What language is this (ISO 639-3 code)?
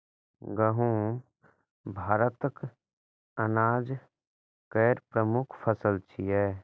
mai